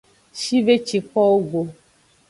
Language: Aja (Benin)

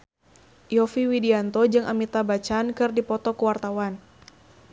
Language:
Sundanese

